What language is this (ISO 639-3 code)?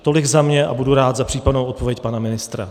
ces